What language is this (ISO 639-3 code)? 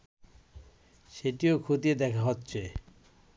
ben